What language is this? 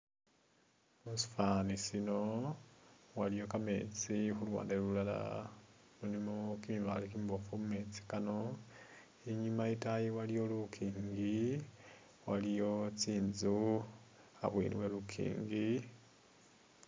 Masaaba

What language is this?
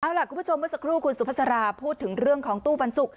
Thai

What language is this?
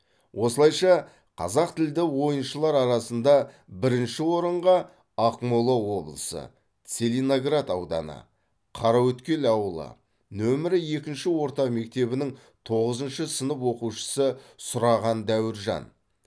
Kazakh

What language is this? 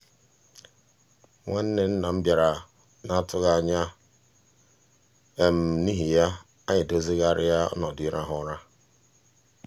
Igbo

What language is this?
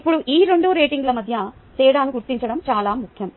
Telugu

